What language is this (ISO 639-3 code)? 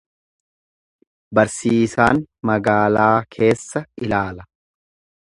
orm